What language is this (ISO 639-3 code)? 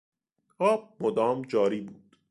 fas